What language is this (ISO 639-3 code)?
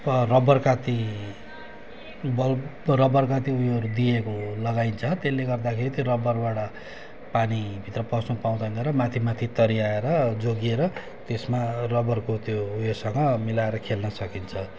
nep